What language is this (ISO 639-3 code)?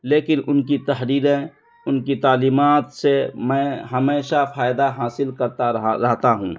urd